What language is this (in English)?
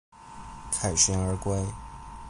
Chinese